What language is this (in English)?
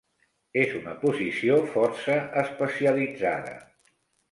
Catalan